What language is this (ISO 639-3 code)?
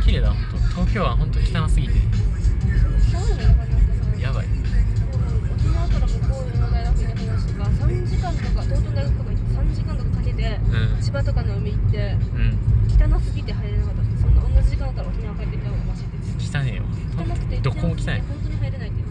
jpn